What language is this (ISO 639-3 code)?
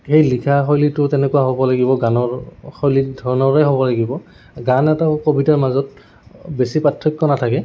asm